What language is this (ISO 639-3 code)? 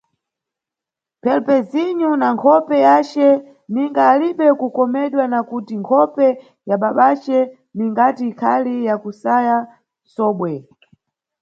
nyu